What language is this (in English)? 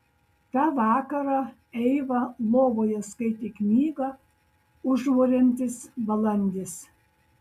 Lithuanian